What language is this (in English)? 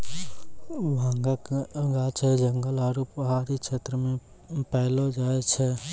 Maithili